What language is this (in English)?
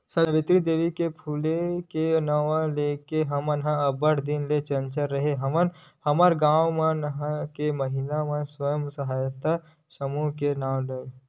Chhattisgarhi